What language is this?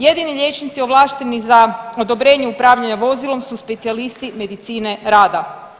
Croatian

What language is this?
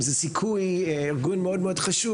Hebrew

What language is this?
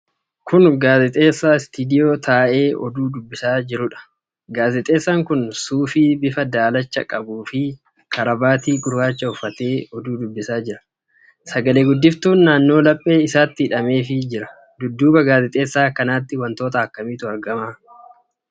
Oromo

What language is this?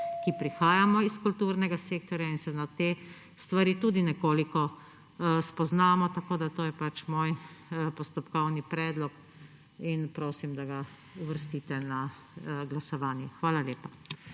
Slovenian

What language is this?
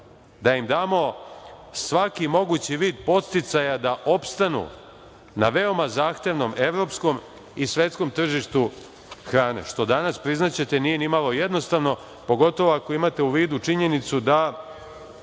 Serbian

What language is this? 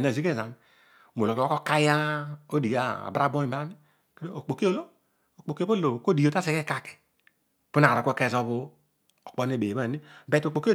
Odual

